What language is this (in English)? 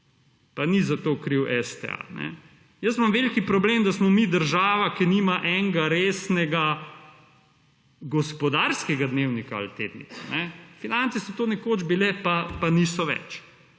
Slovenian